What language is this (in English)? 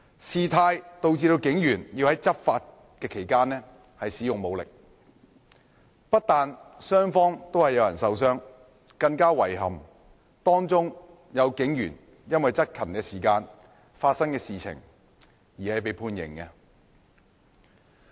Cantonese